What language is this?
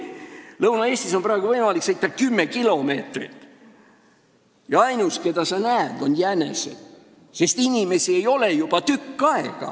Estonian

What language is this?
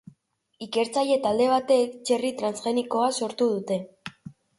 Basque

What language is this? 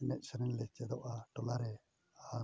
Santali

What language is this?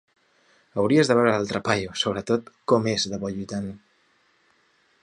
Catalan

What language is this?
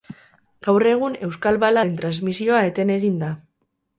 Basque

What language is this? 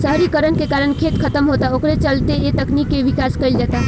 Bhojpuri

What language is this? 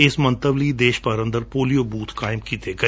Punjabi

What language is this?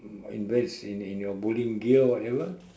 English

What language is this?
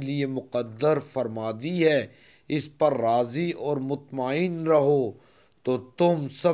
Turkish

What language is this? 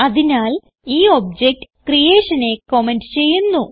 Malayalam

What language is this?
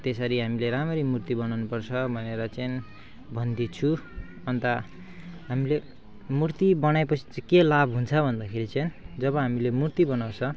Nepali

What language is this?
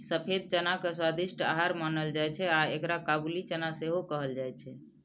Maithili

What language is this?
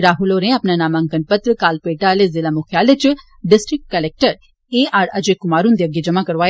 Dogri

